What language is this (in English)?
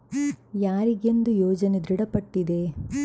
Kannada